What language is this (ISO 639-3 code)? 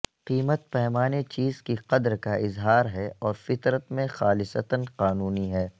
urd